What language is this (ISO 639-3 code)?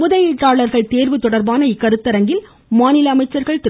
tam